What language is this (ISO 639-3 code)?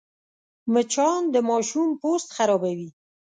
pus